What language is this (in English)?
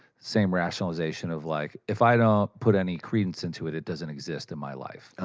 English